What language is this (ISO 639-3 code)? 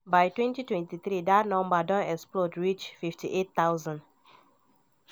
pcm